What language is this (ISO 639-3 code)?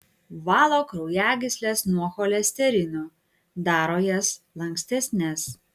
lit